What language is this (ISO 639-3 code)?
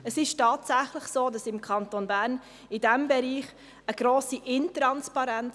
gsw